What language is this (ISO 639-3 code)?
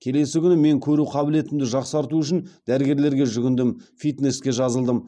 kaz